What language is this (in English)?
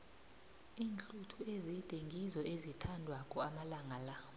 South Ndebele